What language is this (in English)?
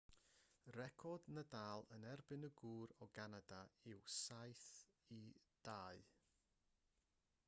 Welsh